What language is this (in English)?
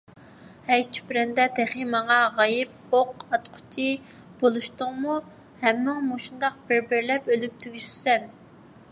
Uyghur